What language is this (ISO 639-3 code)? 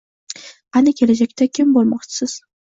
uzb